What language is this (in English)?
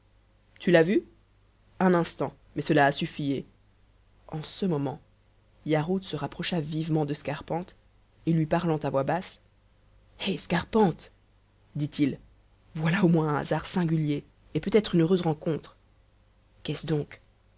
French